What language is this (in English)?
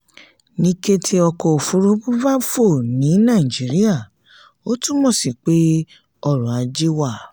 Yoruba